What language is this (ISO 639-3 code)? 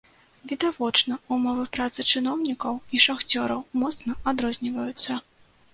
bel